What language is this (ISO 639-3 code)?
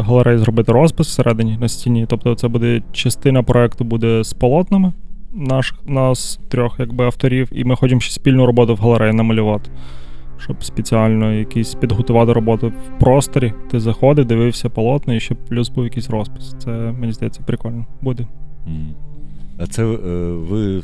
ukr